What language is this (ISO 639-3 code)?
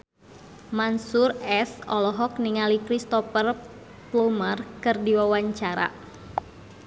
sun